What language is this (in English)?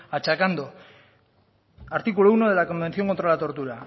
Spanish